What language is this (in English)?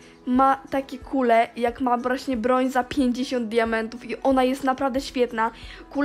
Polish